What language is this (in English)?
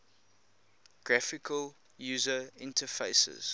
English